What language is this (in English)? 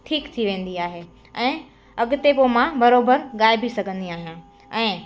Sindhi